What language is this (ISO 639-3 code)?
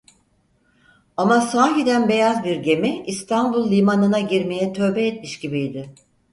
tur